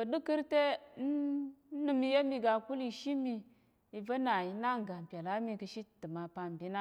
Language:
Tarok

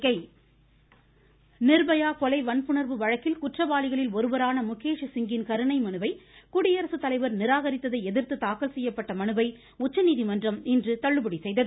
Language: Tamil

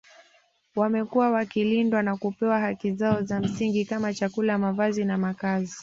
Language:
Swahili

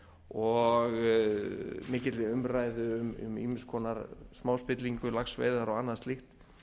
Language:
Icelandic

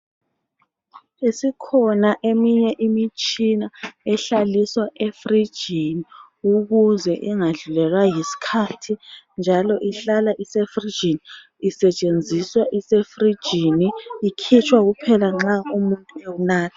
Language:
North Ndebele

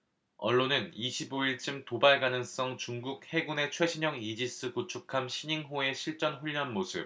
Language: Korean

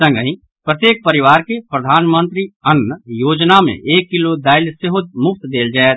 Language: Maithili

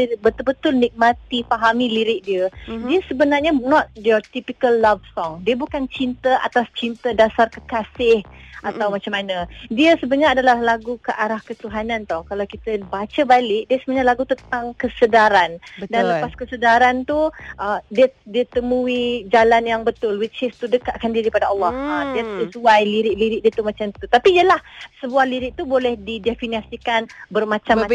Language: Malay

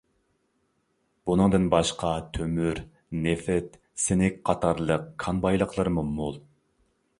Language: Uyghur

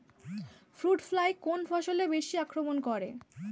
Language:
Bangla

